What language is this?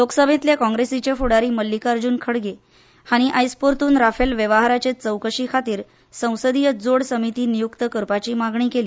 Konkani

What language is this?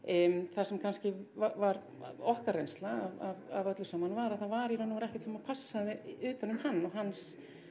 Icelandic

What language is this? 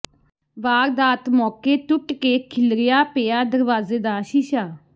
Punjabi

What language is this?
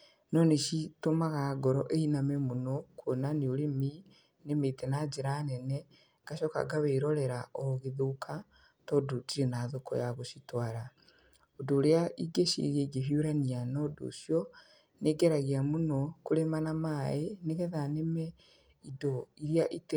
Kikuyu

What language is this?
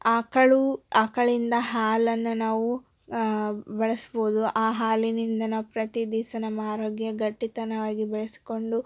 Kannada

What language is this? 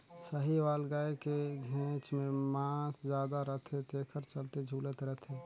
Chhattisgarhi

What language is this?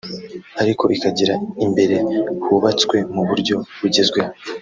Kinyarwanda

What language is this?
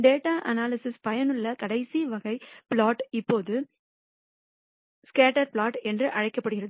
Tamil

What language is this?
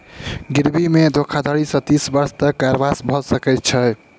Maithili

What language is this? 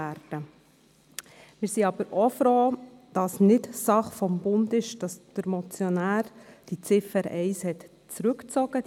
Swiss German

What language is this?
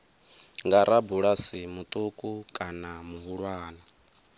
Venda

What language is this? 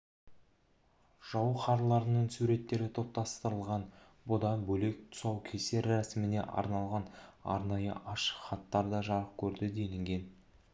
Kazakh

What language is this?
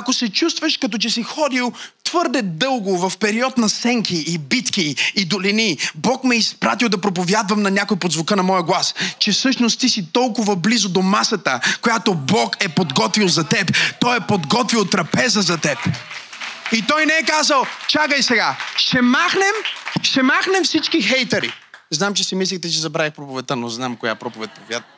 Bulgarian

